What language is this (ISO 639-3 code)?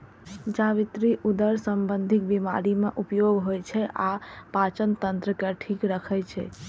mai